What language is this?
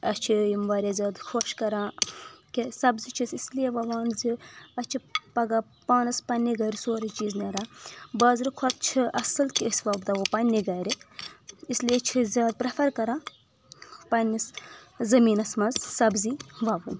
Kashmiri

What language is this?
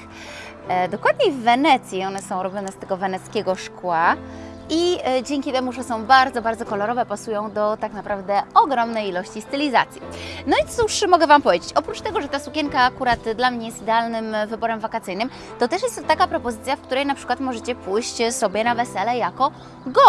Polish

